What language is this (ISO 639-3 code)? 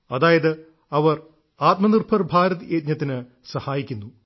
mal